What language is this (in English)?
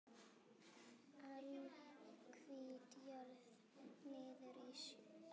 Icelandic